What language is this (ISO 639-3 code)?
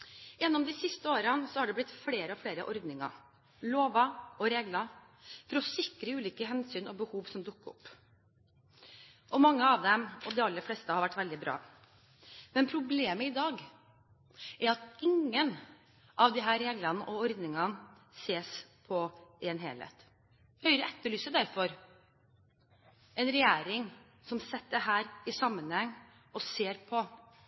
nob